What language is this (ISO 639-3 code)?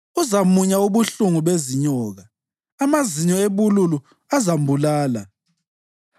nde